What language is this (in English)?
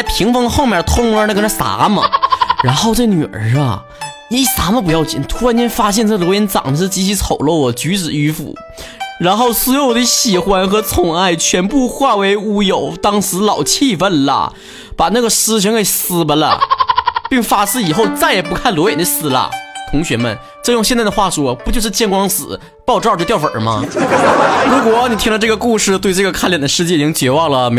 Chinese